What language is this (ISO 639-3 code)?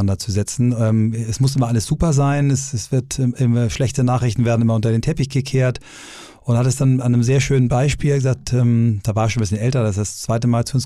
deu